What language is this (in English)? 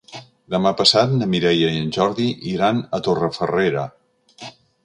Catalan